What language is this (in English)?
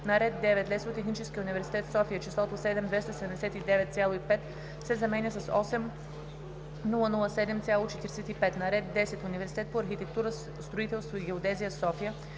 Bulgarian